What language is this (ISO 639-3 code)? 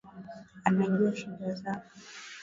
swa